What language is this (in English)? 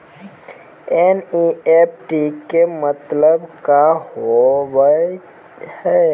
Maithili